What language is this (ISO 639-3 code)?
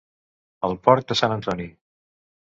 cat